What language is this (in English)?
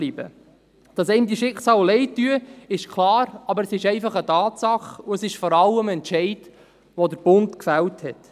Swiss German